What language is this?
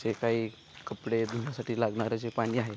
Marathi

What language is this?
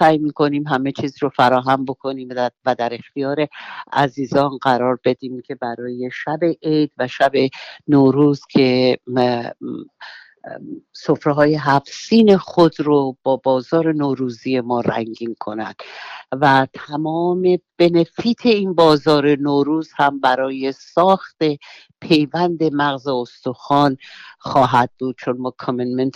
Persian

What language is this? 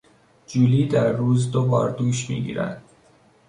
Persian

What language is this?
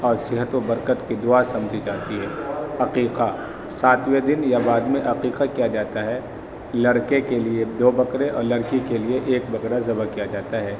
Urdu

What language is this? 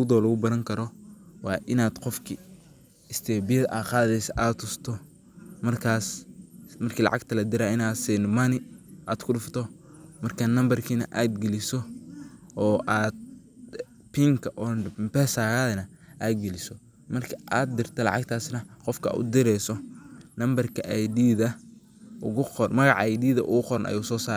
Somali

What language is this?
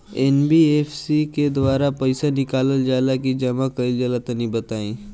Bhojpuri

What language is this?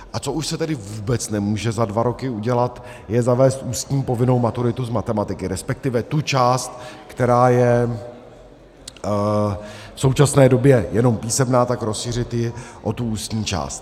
Czech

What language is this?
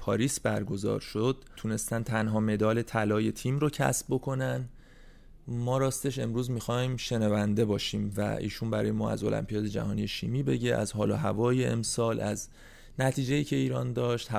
Persian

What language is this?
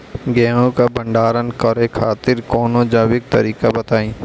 Bhojpuri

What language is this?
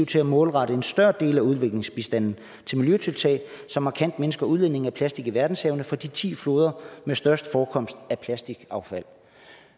Danish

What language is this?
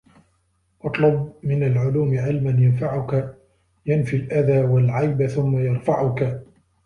Arabic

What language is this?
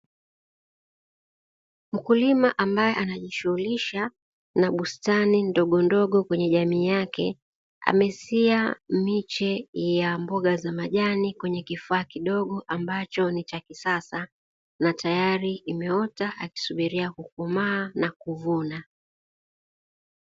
Swahili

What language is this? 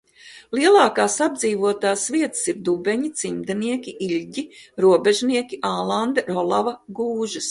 Latvian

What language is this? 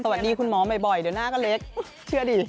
Thai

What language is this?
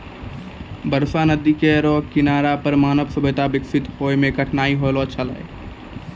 Maithili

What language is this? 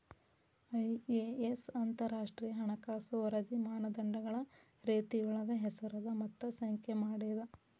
Kannada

